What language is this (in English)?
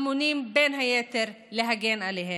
Hebrew